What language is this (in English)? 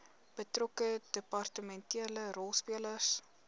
Afrikaans